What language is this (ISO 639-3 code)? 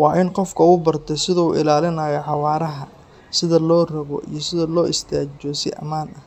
som